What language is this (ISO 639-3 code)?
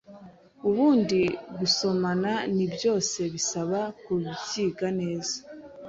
kin